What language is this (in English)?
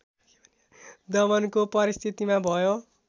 Nepali